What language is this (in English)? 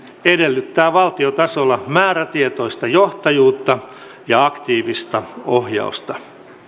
Finnish